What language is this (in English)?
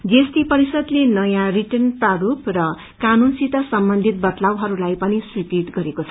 Nepali